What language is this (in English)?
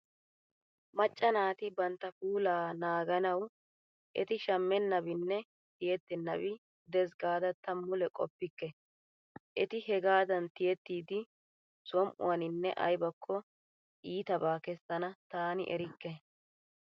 Wolaytta